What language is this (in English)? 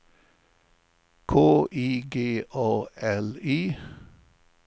Swedish